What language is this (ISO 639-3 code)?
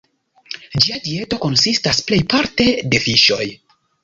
epo